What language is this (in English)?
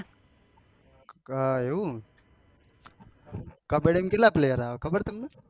Gujarati